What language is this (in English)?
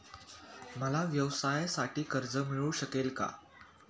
Marathi